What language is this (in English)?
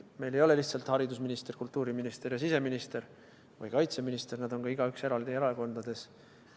Estonian